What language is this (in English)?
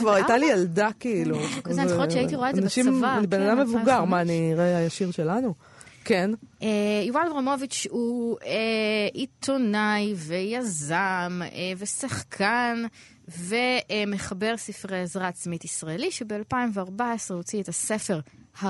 Hebrew